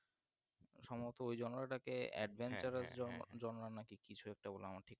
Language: Bangla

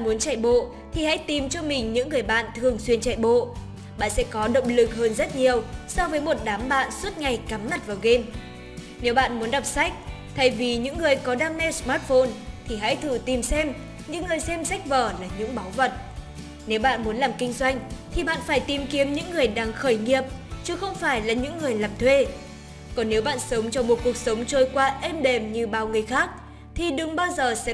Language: Vietnamese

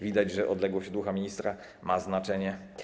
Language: Polish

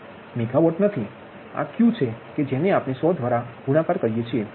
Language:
Gujarati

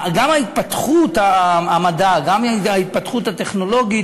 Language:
Hebrew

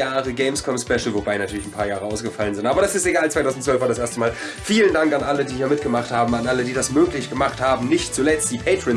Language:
German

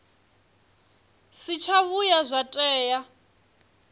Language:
Venda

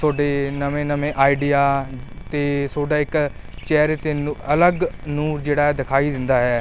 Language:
Punjabi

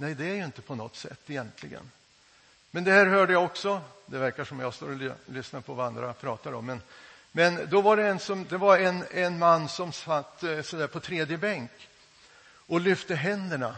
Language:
Swedish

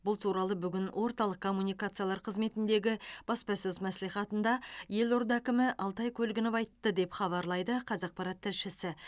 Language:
Kazakh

